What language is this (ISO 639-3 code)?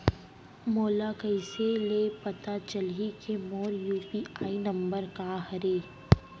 hne